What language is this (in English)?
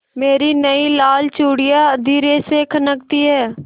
Hindi